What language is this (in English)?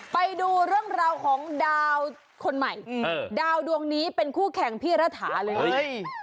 Thai